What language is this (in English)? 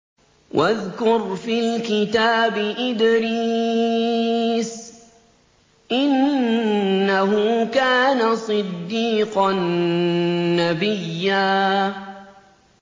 Arabic